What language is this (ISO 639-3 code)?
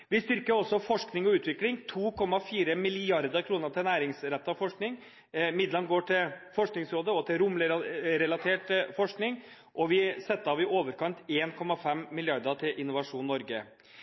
nob